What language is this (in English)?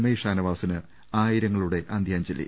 Malayalam